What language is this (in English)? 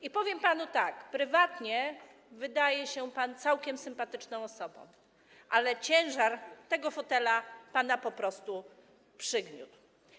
Polish